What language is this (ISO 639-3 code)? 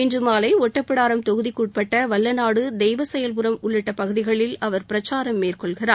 tam